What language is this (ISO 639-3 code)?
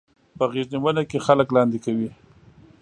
pus